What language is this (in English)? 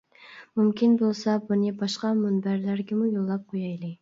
Uyghur